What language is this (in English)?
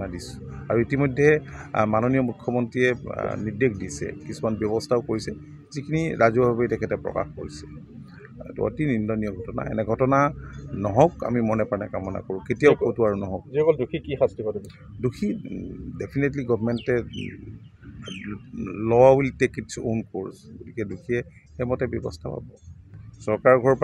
Indonesian